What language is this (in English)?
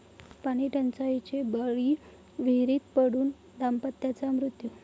Marathi